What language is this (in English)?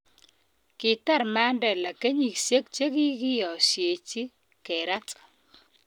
Kalenjin